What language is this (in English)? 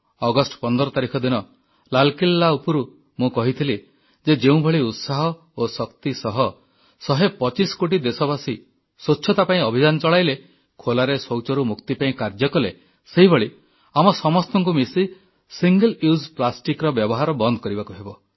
Odia